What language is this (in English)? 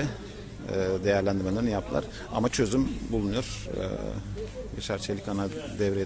Turkish